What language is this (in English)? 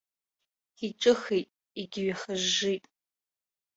Abkhazian